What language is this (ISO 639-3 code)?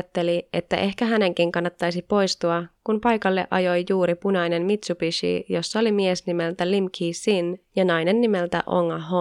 fin